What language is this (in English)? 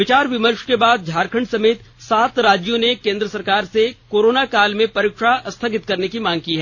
Hindi